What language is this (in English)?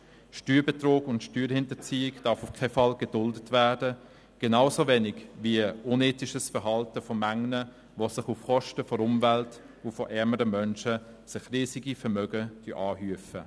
Swiss German